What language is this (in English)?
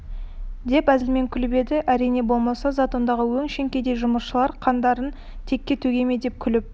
Kazakh